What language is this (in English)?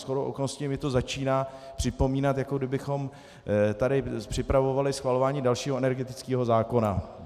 Czech